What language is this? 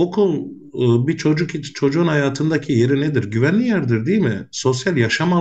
Turkish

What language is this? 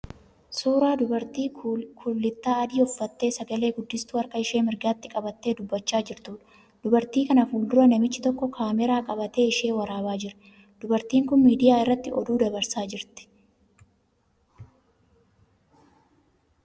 Oromo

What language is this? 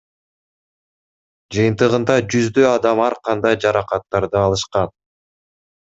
Kyrgyz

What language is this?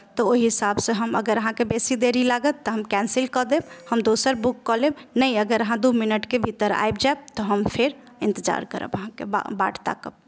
Maithili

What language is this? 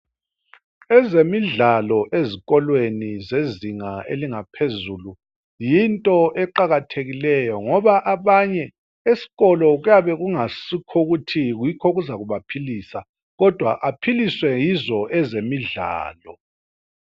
North Ndebele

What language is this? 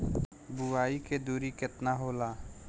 Bhojpuri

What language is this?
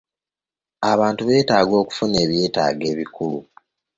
Ganda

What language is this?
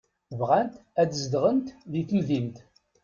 Kabyle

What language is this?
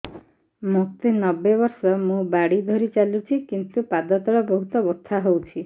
Odia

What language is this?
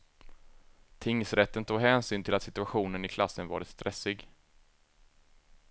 Swedish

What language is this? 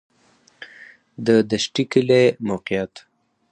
Pashto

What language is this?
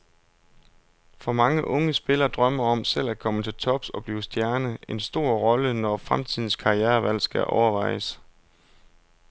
Danish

